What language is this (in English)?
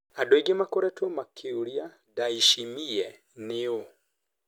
Kikuyu